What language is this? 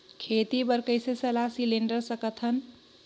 Chhattisgarhi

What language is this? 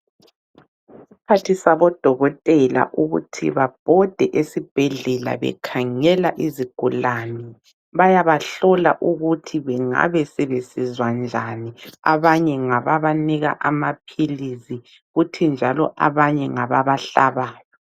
North Ndebele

